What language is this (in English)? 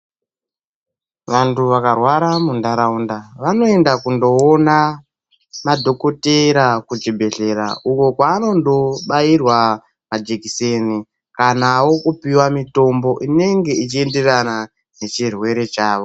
Ndau